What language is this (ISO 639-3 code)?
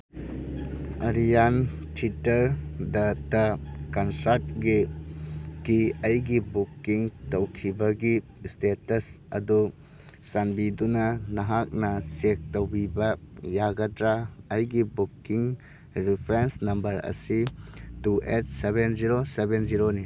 mni